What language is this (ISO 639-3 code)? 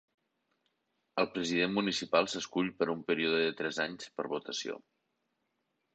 cat